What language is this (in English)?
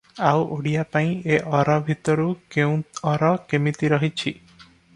Odia